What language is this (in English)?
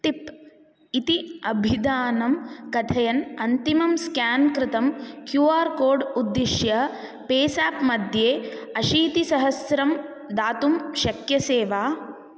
Sanskrit